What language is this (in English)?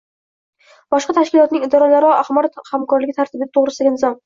Uzbek